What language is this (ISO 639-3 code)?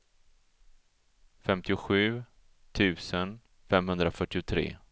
swe